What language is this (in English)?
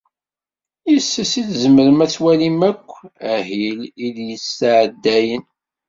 Kabyle